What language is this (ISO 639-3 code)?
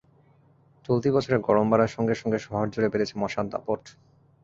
ben